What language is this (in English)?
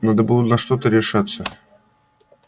Russian